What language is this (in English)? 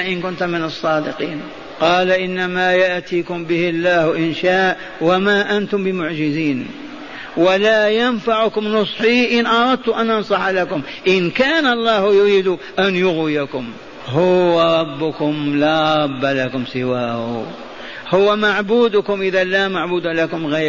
Arabic